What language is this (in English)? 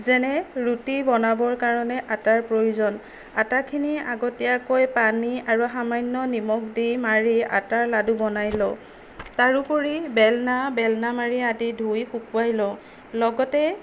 Assamese